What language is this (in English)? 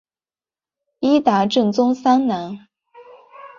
Chinese